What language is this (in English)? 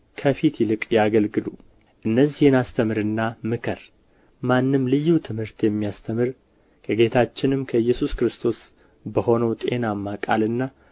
Amharic